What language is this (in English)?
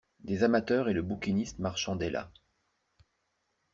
French